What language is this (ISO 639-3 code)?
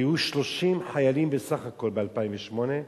heb